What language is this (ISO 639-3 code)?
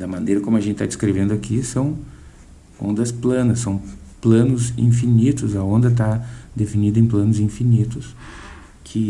por